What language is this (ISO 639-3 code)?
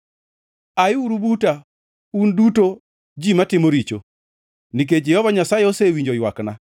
luo